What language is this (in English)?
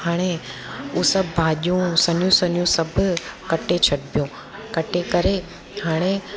Sindhi